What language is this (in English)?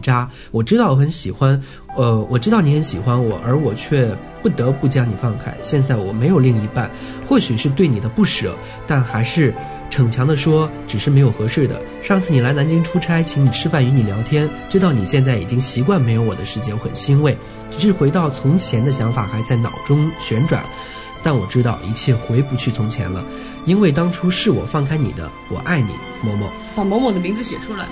Chinese